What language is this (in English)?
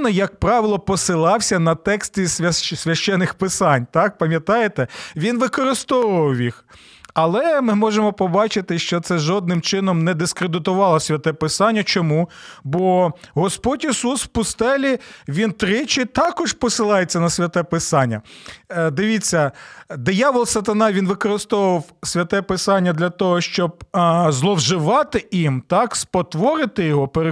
Ukrainian